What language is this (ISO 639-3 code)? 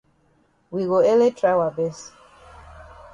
wes